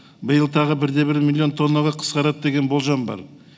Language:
Kazakh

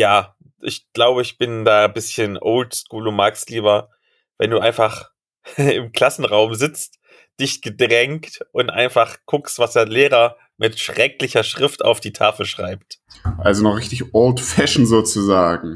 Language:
German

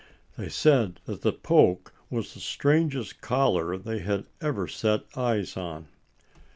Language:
English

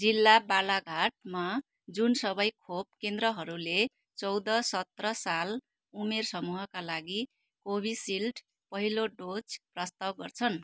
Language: Nepali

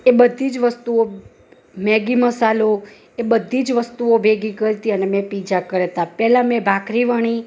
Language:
Gujarati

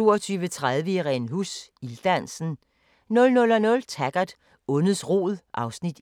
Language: Danish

